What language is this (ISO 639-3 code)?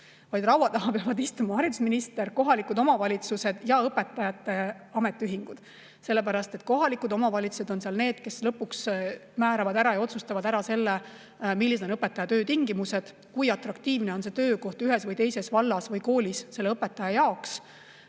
est